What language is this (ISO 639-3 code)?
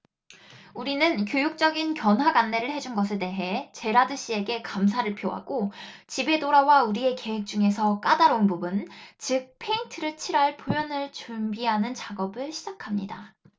kor